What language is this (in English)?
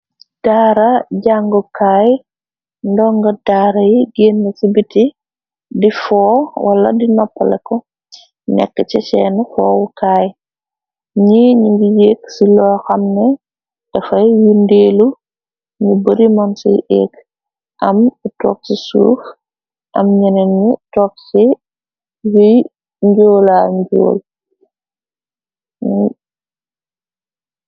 Wolof